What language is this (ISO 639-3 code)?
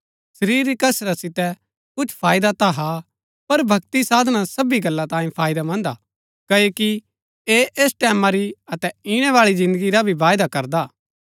gbk